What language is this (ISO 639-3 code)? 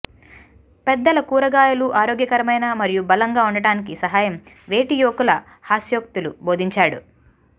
tel